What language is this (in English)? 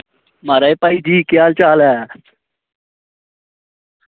Dogri